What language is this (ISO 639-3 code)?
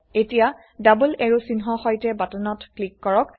asm